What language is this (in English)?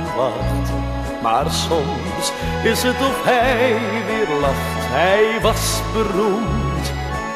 Dutch